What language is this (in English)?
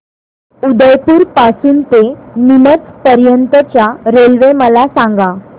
Marathi